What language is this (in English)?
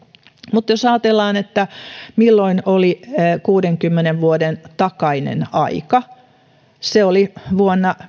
Finnish